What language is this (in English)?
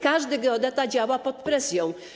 Polish